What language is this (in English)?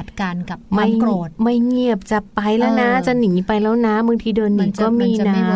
Thai